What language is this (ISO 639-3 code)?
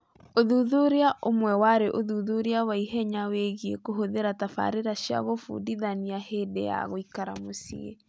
kik